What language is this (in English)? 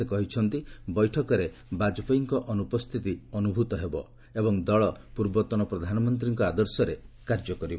Odia